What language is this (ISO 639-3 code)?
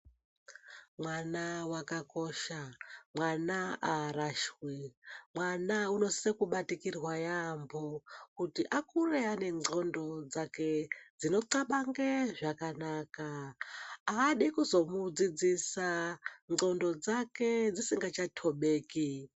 ndc